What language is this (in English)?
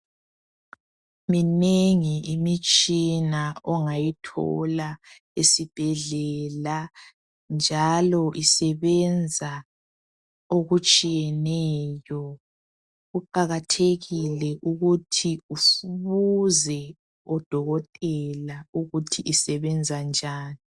North Ndebele